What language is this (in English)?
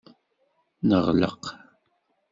Kabyle